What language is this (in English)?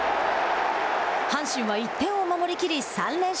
Japanese